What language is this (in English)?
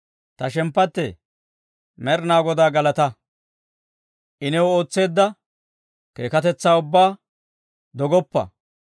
Dawro